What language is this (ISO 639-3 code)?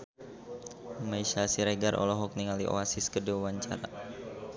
sun